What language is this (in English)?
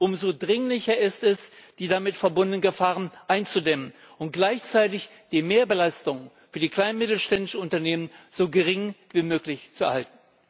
German